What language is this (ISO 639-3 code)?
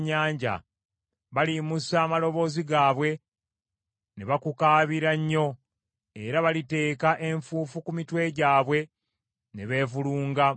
lug